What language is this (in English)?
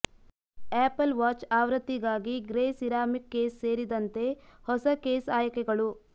Kannada